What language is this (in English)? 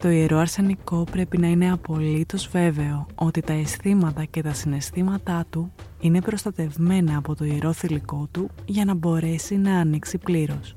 Greek